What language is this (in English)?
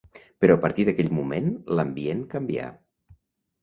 Catalan